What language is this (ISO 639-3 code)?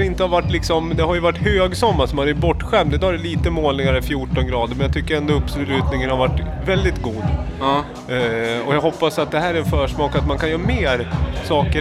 swe